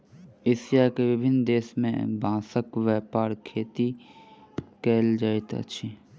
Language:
Maithili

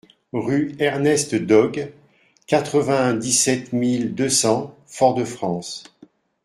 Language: French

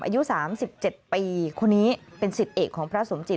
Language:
Thai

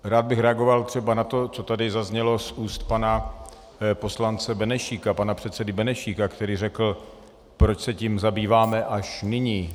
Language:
Czech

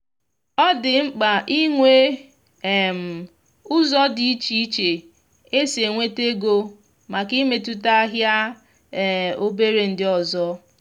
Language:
Igbo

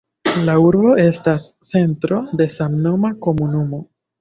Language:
Esperanto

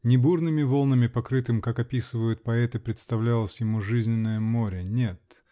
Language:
Russian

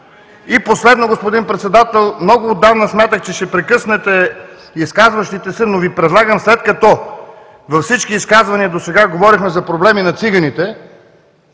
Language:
Bulgarian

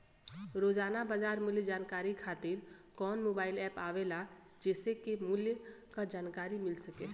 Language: Bhojpuri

